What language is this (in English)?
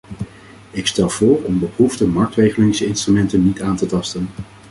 Dutch